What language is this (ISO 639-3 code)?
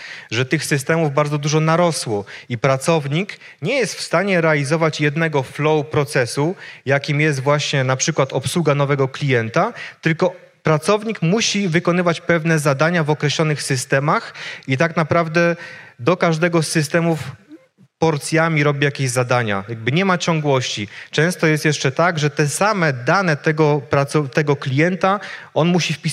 pol